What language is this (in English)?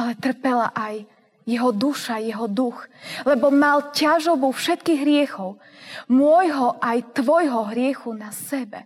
Slovak